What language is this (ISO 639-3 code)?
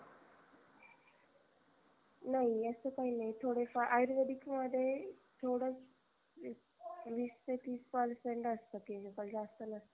mar